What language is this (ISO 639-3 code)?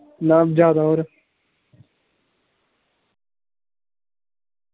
doi